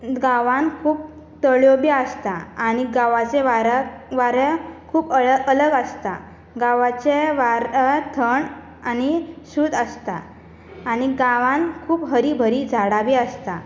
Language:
Konkani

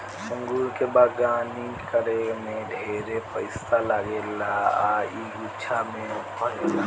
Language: Bhojpuri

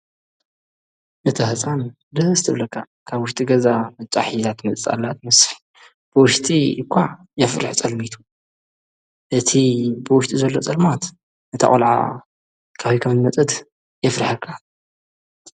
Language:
Tigrinya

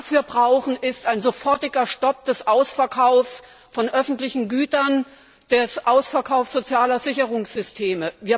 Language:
German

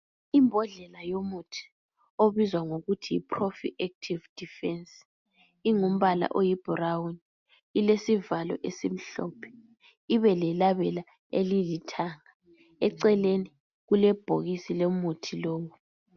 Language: North Ndebele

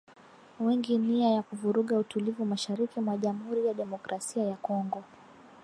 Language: Swahili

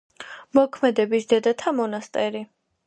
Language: Georgian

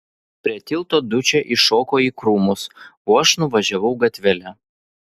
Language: Lithuanian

